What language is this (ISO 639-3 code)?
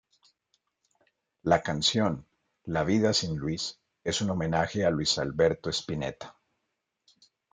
spa